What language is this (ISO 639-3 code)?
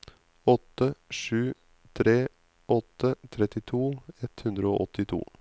nor